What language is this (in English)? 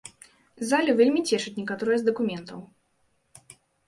Belarusian